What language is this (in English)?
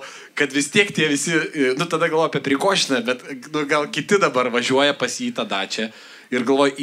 Lithuanian